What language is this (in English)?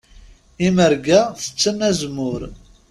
Kabyle